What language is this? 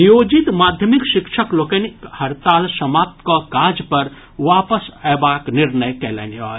Maithili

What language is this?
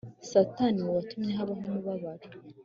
Kinyarwanda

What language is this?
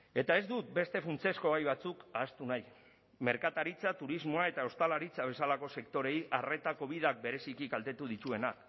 Basque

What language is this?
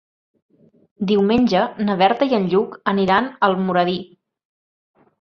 Catalan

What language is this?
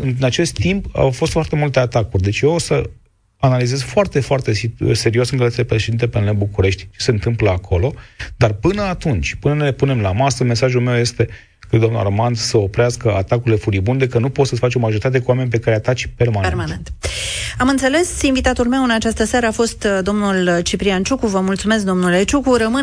Romanian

